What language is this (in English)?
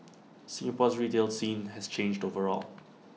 English